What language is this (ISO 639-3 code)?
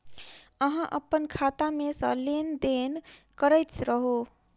mai